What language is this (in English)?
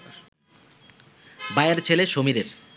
Bangla